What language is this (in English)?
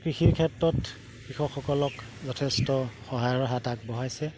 Assamese